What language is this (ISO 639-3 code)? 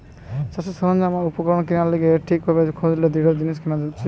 ben